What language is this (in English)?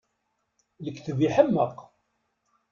Kabyle